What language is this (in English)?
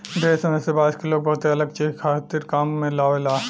Bhojpuri